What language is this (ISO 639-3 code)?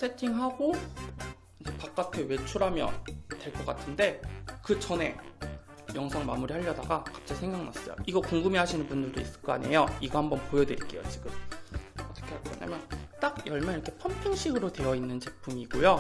kor